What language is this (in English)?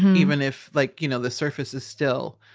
English